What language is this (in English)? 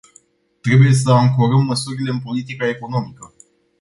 Romanian